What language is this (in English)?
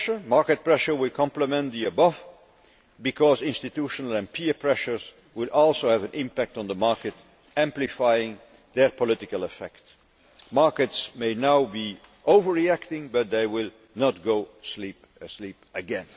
English